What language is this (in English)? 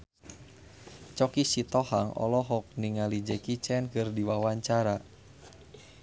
Sundanese